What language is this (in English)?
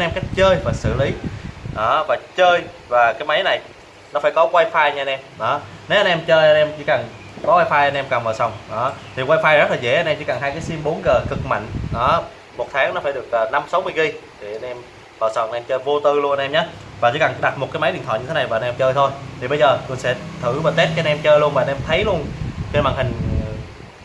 Vietnamese